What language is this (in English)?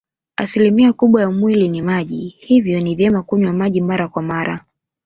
Swahili